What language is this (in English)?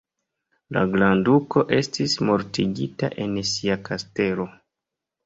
Esperanto